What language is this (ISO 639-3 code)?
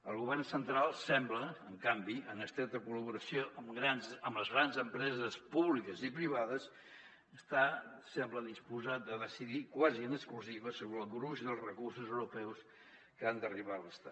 cat